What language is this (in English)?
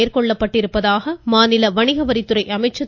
Tamil